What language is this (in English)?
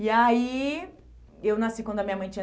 Portuguese